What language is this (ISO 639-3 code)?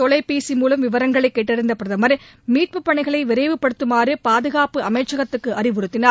tam